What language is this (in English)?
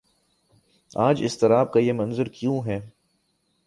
Urdu